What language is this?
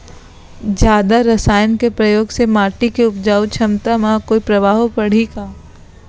Chhattisgarhi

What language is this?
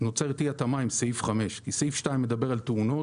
Hebrew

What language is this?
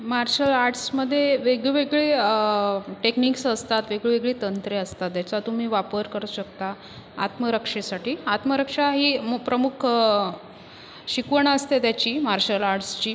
Marathi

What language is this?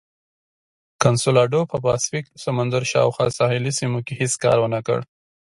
Pashto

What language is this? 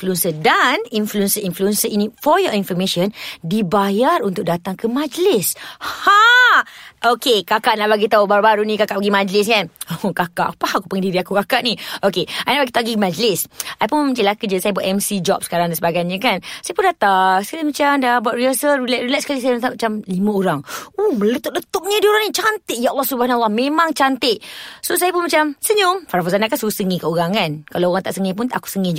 Malay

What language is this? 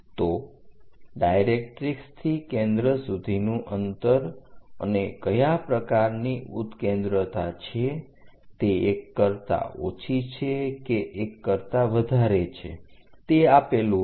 Gujarati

